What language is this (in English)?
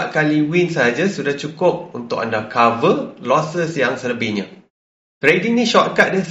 Malay